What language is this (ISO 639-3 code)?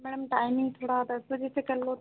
hin